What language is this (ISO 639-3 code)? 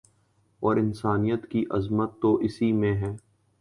urd